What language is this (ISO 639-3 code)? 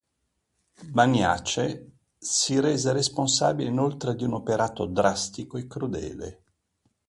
ita